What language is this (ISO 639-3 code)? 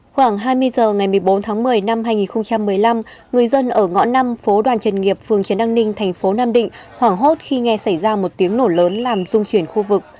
vie